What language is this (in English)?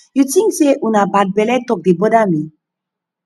Nigerian Pidgin